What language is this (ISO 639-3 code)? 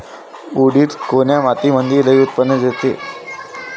mar